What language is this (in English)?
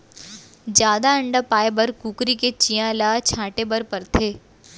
Chhattisgarhi